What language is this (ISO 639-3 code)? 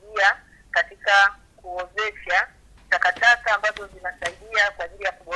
swa